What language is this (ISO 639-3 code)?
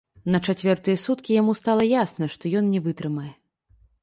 bel